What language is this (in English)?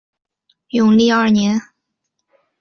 Chinese